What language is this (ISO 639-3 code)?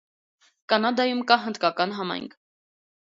hye